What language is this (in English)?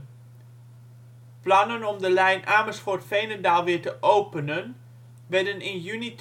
Dutch